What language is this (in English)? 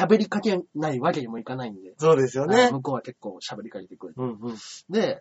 Japanese